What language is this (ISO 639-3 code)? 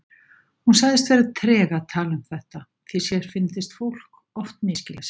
isl